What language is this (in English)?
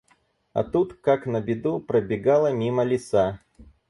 Russian